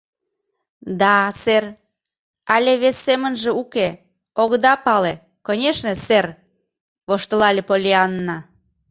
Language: Mari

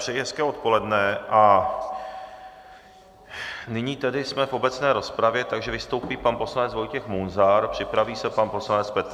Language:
Czech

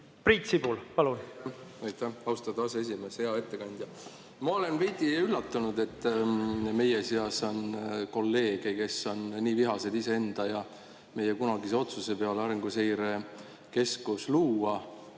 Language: Estonian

